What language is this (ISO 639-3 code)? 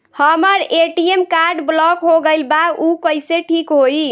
bho